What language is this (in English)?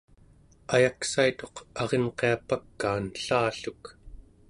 Central Yupik